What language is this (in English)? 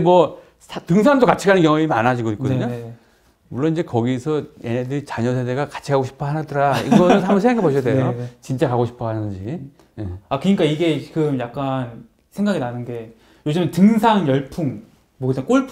Korean